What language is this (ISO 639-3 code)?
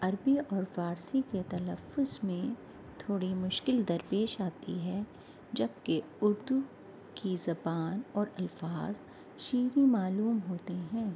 urd